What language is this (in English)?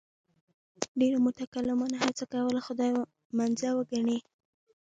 Pashto